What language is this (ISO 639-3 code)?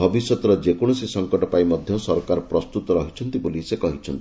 ori